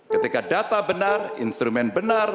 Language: Indonesian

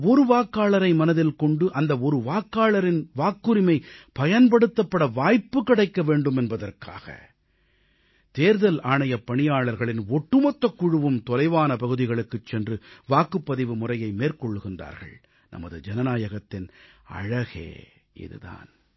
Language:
Tamil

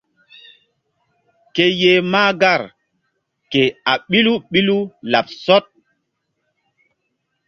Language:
Mbum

